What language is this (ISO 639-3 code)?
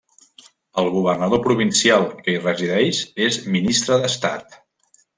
cat